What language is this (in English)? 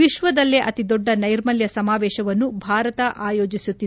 Kannada